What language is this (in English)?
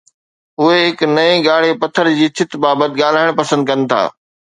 Sindhi